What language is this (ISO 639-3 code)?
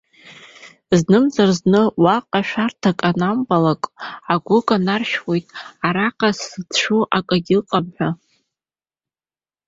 abk